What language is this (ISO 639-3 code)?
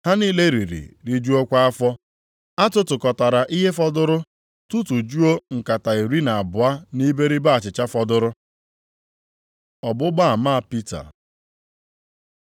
ibo